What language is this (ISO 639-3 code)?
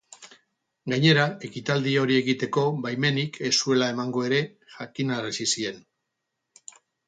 eus